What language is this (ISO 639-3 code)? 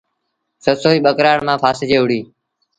sbn